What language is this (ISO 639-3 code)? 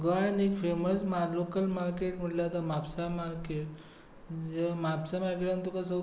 kok